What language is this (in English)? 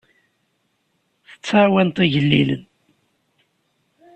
Kabyle